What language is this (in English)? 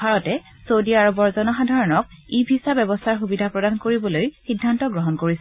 Assamese